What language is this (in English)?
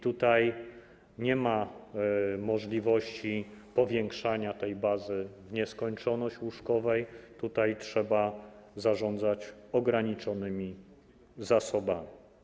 Polish